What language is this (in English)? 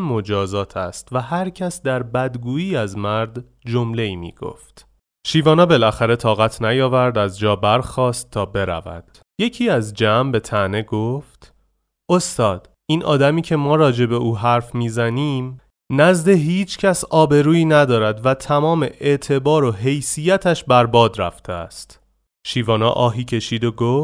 Persian